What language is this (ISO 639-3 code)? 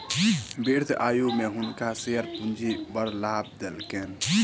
mai